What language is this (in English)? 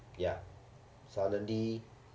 English